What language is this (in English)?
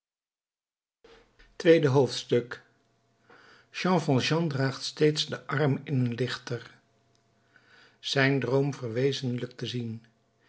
Dutch